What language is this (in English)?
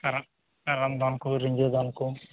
Santali